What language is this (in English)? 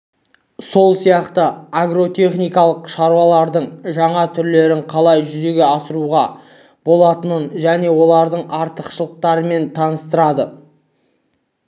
Kazakh